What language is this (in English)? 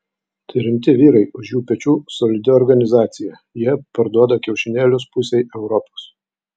Lithuanian